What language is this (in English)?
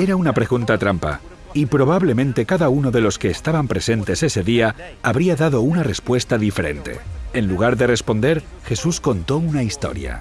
Spanish